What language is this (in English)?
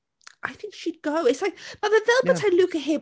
Welsh